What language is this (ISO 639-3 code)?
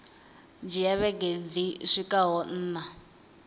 ven